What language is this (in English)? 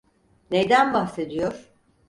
Turkish